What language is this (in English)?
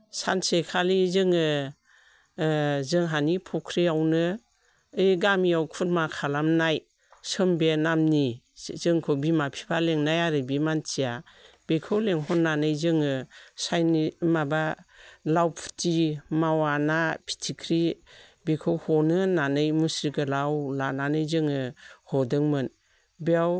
Bodo